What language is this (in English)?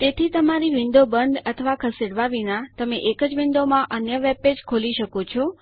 Gujarati